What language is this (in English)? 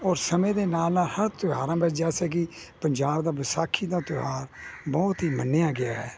Punjabi